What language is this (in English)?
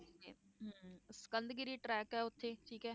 Punjabi